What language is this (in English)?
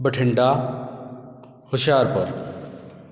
Punjabi